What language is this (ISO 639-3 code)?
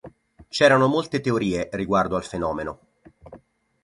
ita